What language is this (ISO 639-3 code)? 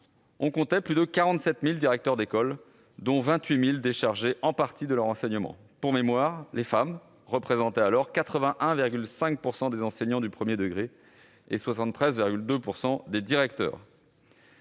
fra